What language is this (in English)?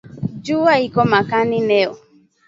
Swahili